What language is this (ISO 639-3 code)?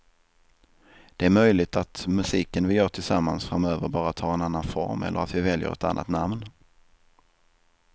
swe